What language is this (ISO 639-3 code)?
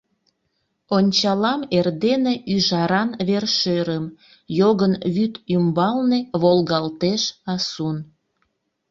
chm